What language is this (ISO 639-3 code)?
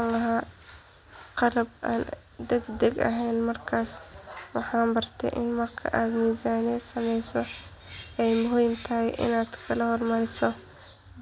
som